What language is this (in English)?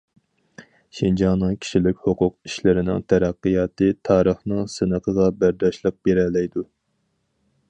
Uyghur